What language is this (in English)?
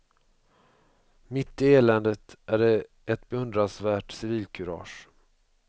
Swedish